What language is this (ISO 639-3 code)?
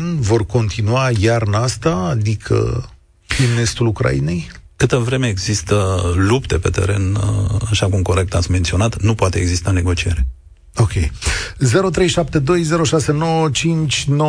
ron